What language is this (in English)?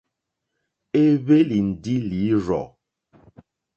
Mokpwe